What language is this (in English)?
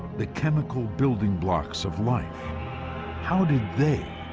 English